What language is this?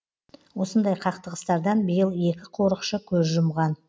Kazakh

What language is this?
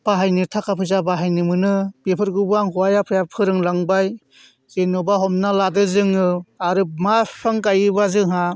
Bodo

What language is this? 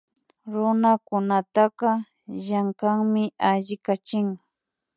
Imbabura Highland Quichua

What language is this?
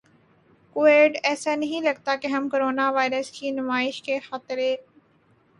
Urdu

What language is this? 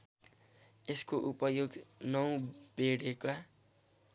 Nepali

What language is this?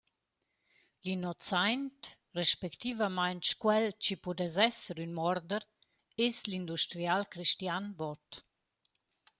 Romansh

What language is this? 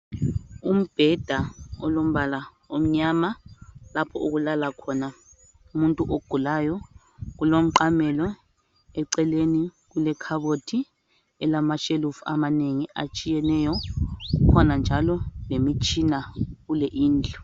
North Ndebele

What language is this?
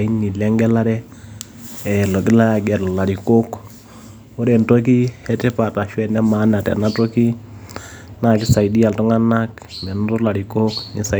Masai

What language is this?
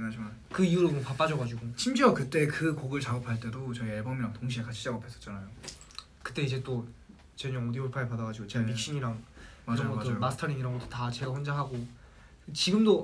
Korean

